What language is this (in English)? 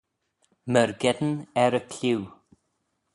Manx